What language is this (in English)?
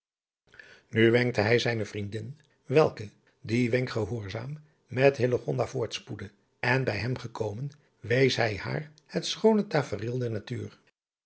Dutch